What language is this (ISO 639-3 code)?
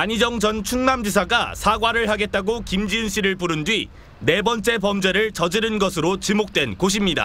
kor